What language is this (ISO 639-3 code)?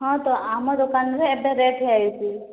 ori